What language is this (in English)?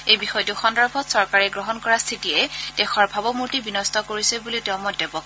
Assamese